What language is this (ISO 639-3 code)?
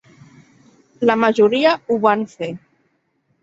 cat